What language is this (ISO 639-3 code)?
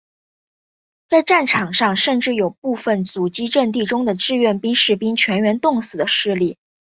zho